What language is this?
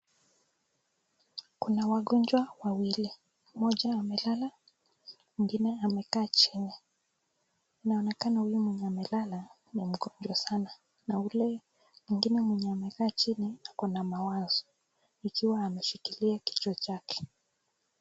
Swahili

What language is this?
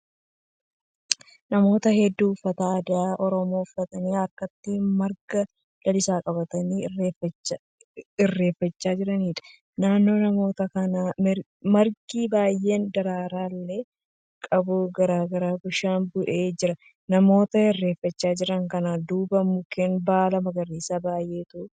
Oromo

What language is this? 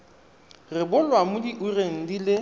Tswana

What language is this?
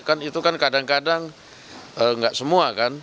Indonesian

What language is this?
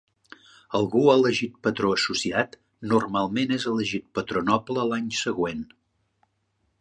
Catalan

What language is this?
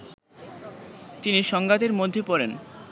Bangla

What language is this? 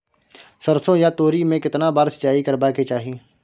Maithili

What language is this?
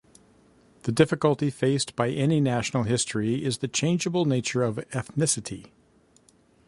English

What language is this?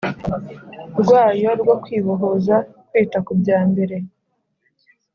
Kinyarwanda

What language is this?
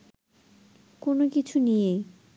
Bangla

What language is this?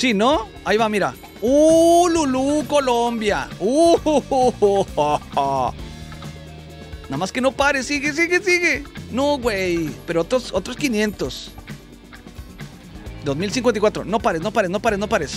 Spanish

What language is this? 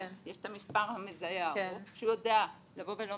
Hebrew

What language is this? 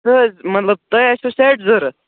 Kashmiri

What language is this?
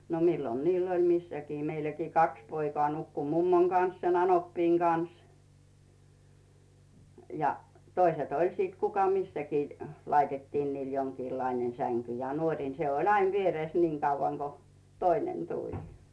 Finnish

